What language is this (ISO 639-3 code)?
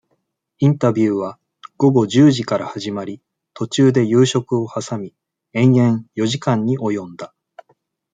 jpn